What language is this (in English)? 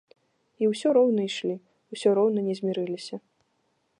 Belarusian